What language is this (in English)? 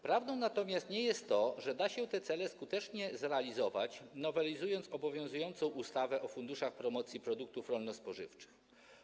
Polish